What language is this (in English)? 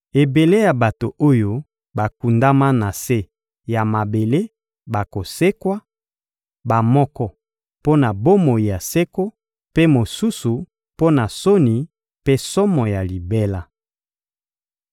Lingala